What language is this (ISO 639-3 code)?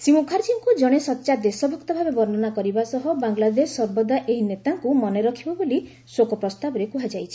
ori